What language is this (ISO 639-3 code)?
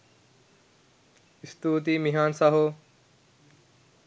sin